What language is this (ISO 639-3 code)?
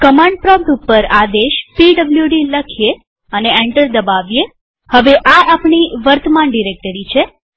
guj